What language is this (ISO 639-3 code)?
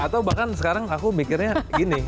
ind